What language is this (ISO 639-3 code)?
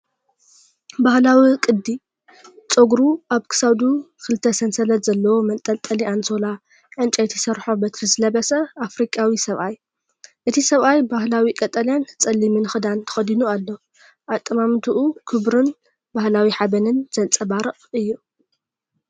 tir